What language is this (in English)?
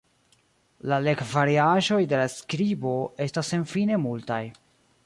Esperanto